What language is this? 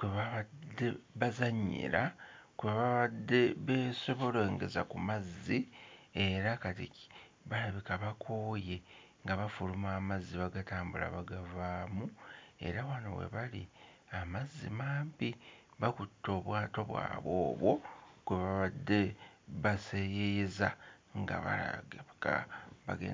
Ganda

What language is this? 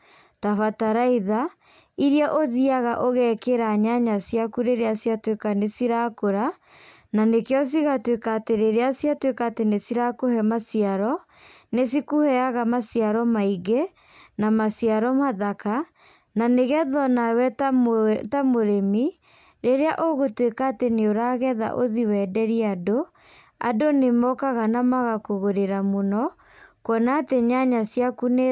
Kikuyu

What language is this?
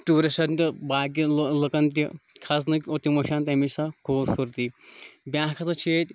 Kashmiri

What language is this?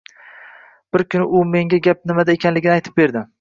Uzbek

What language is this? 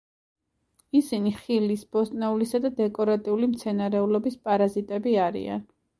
Georgian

